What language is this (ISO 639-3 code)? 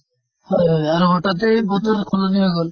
asm